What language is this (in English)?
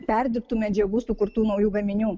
Lithuanian